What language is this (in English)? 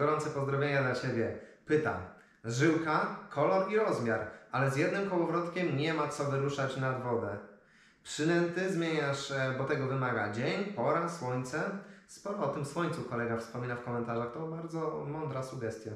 Polish